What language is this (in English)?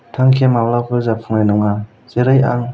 Bodo